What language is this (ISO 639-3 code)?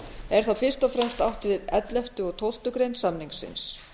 isl